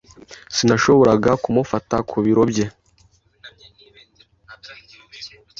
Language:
Kinyarwanda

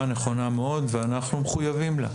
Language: Hebrew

